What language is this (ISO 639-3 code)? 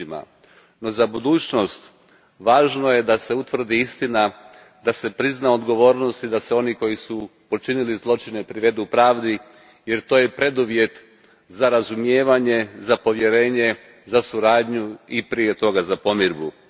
hrv